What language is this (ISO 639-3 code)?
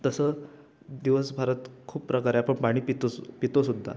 mar